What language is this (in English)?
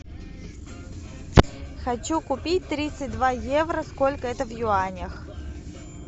Russian